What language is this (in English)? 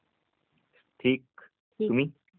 Marathi